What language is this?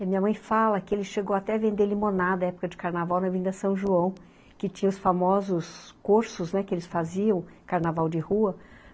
Portuguese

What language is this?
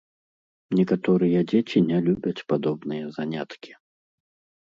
Belarusian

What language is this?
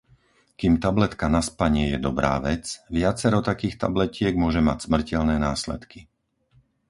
Slovak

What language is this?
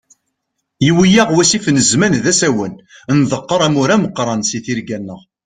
Kabyle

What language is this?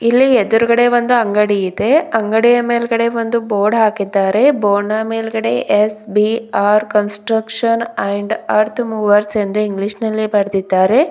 Kannada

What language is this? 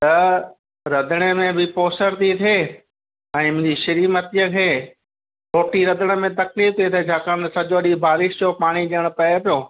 Sindhi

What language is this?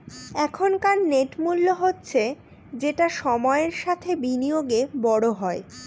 Bangla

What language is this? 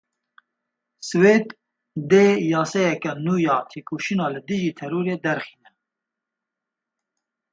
Kurdish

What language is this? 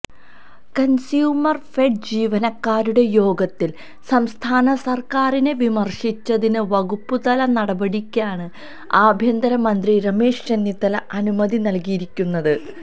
Malayalam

